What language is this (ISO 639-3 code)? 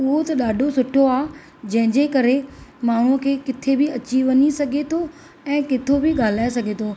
snd